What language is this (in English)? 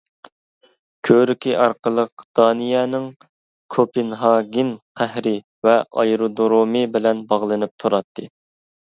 Uyghur